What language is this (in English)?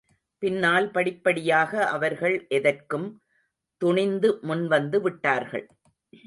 Tamil